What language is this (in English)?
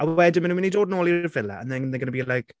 Welsh